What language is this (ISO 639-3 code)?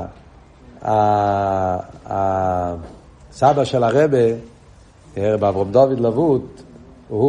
heb